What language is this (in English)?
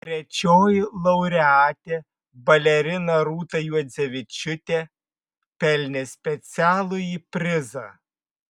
Lithuanian